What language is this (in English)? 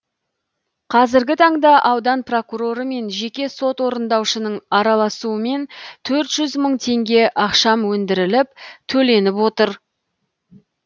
Kazakh